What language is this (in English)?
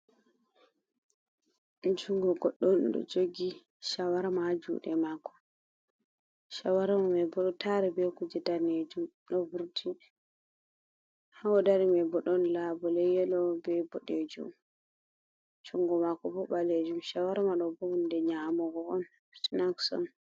Fula